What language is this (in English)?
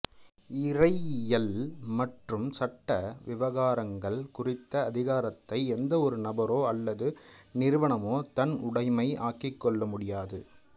Tamil